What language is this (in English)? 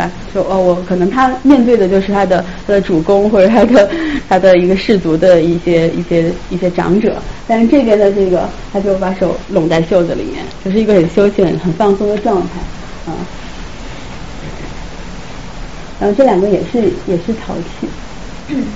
Chinese